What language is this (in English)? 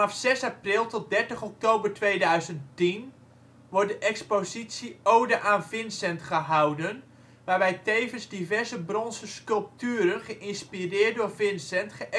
Dutch